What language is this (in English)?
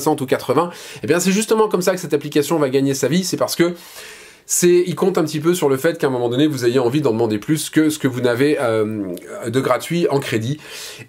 French